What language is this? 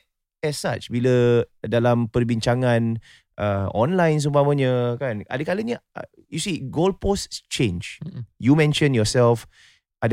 Malay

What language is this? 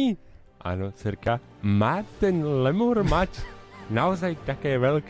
Slovak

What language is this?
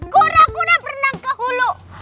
Indonesian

